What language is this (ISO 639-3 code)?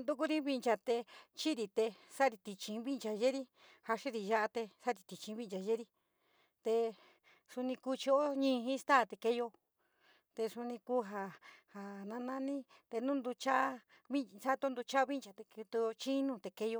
mig